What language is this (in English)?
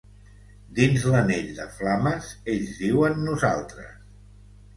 Catalan